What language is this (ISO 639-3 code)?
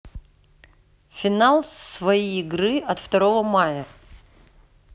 rus